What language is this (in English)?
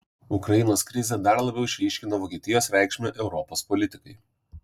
Lithuanian